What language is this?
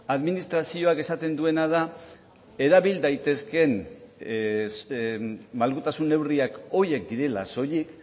Basque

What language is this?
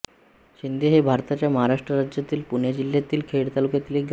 Marathi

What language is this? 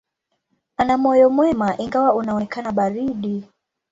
Swahili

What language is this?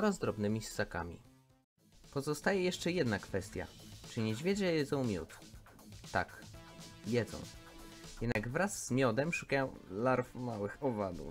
Polish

